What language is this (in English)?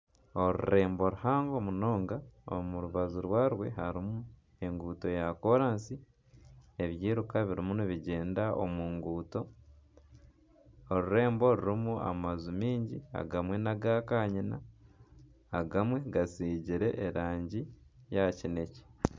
Nyankole